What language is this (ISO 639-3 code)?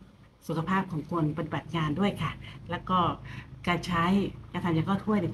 tha